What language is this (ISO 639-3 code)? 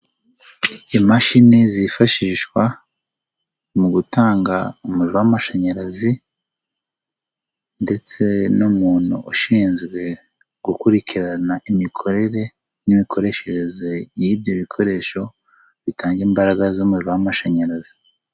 kin